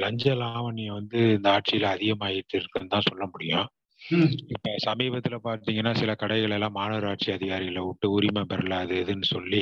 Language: Tamil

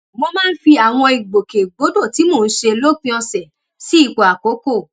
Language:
Yoruba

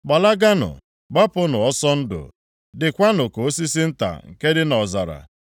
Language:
Igbo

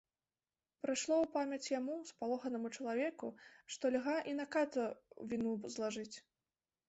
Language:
Belarusian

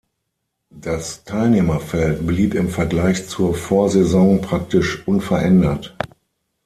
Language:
German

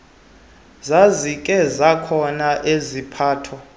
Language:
Xhosa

